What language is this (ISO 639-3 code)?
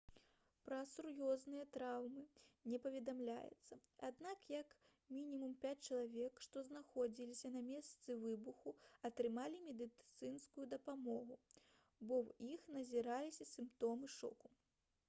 bel